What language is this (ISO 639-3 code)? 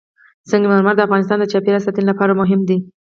pus